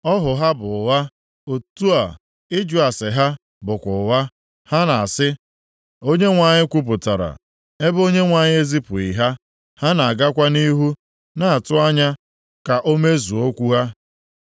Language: Igbo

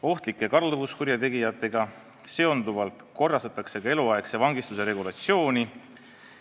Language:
Estonian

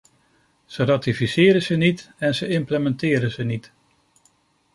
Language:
Dutch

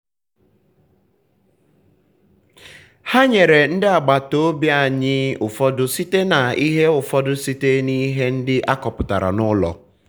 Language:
Igbo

